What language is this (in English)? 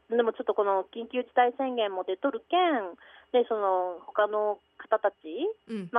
Japanese